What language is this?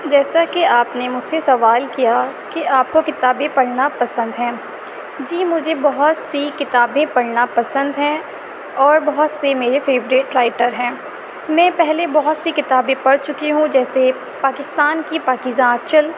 Urdu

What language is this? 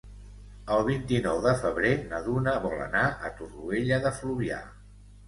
Catalan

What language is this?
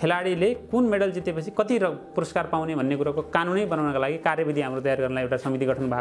Nepali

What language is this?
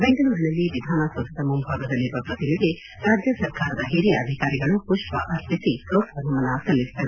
Kannada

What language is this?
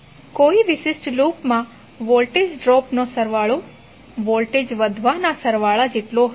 Gujarati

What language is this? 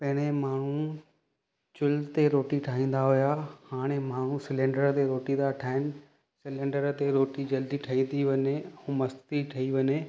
Sindhi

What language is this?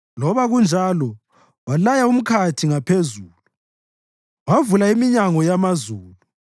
North Ndebele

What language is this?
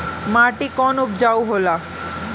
Bhojpuri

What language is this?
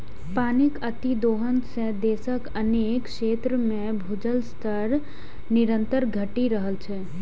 Maithili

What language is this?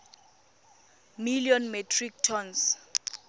Tswana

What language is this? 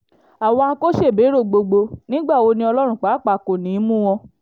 Yoruba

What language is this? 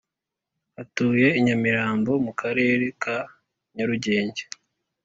Kinyarwanda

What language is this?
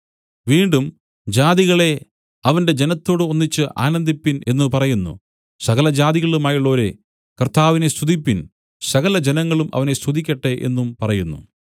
Malayalam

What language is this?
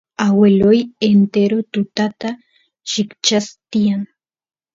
Santiago del Estero Quichua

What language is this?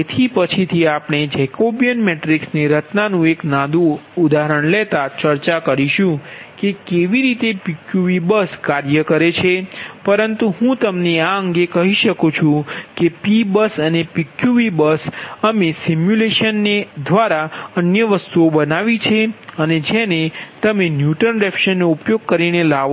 Gujarati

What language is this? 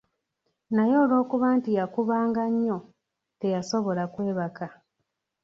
Ganda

